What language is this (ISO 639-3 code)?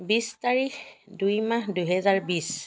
asm